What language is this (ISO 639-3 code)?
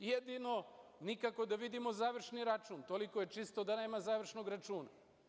srp